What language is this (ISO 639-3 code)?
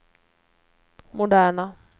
swe